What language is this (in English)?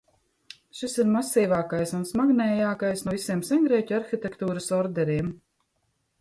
Latvian